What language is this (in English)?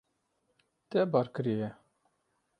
Kurdish